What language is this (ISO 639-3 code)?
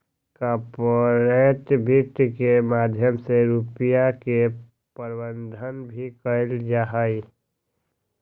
mag